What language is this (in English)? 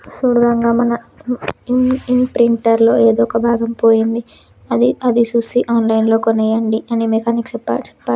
Telugu